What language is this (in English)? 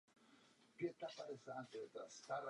Czech